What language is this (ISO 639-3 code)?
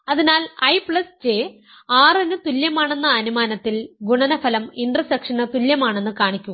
mal